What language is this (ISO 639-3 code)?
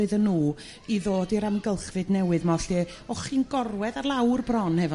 cym